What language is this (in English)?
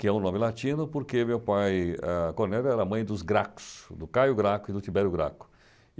Portuguese